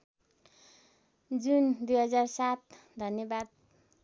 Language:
Nepali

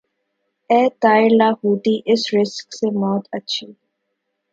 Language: Urdu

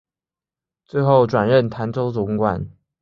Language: Chinese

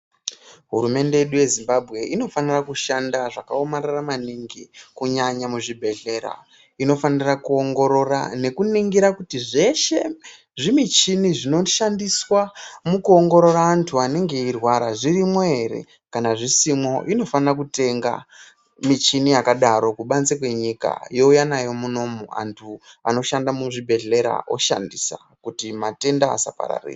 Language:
Ndau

